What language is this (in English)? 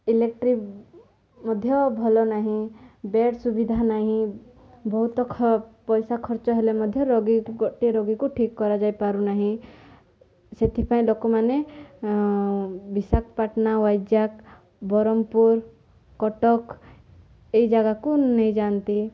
Odia